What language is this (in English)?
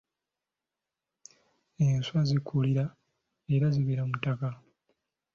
Ganda